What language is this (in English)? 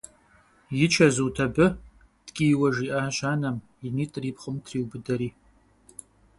Kabardian